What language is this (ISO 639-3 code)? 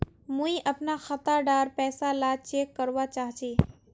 mag